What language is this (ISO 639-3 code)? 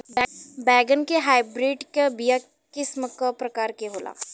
bho